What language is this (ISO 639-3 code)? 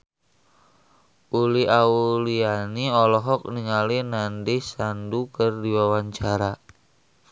sun